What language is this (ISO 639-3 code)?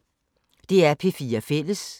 dan